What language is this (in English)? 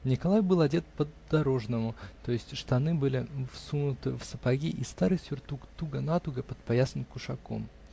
Russian